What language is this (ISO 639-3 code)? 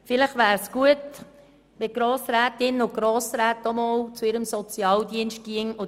gsw